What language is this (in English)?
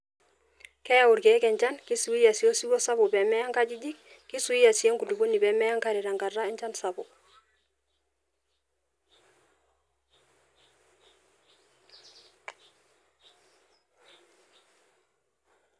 Masai